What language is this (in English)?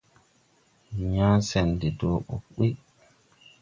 Tupuri